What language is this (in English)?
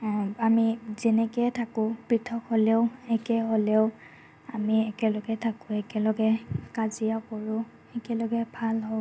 Assamese